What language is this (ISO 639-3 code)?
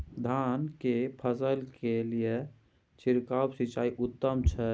mai